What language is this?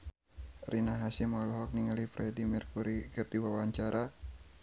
Sundanese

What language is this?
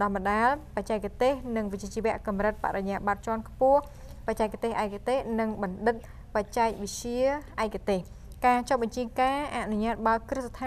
Thai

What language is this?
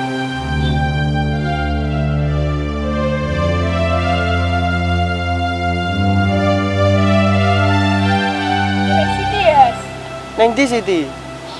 Indonesian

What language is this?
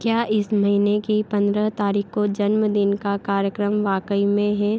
Hindi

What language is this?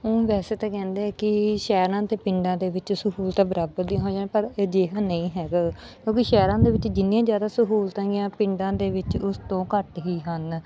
Punjabi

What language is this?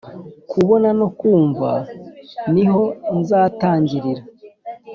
Kinyarwanda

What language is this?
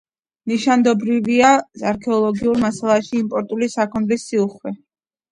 Georgian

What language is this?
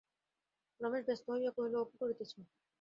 Bangla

